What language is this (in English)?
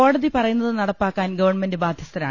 Malayalam